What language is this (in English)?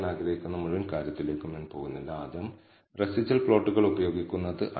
Malayalam